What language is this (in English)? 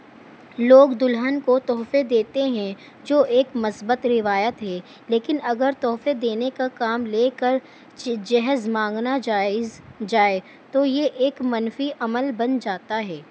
Urdu